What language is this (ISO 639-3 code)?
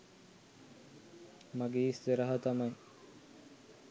sin